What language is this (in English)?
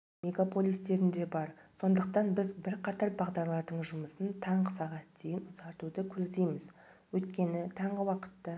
Kazakh